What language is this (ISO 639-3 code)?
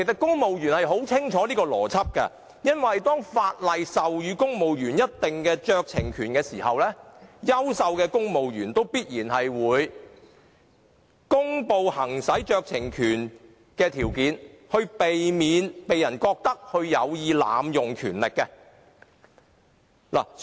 yue